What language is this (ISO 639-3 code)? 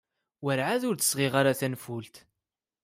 kab